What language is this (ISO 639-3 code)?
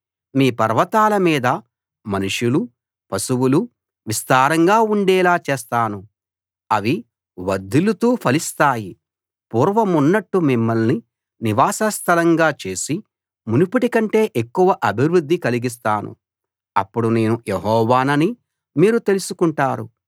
tel